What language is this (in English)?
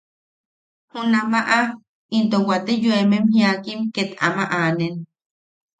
Yaqui